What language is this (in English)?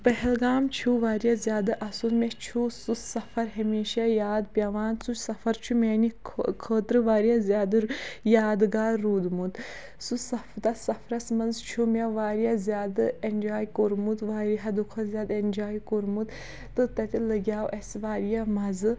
Kashmiri